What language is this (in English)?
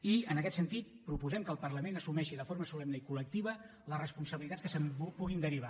Catalan